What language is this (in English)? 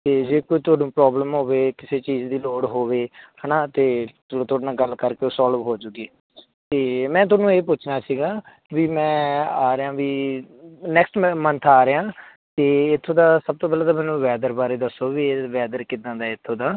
Punjabi